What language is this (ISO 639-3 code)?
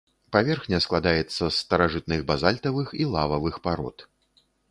bel